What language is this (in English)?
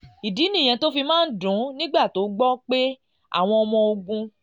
Yoruba